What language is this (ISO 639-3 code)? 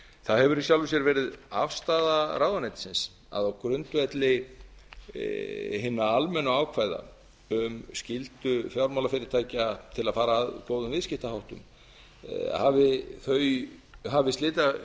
isl